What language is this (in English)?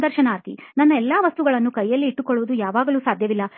Kannada